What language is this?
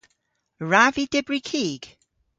Cornish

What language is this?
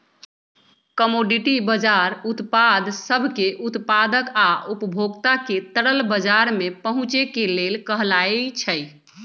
Magahi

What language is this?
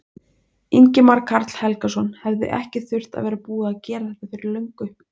Icelandic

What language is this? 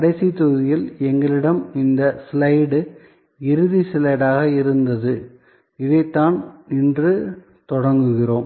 Tamil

